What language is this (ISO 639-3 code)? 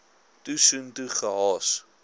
afr